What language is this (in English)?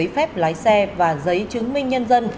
Vietnamese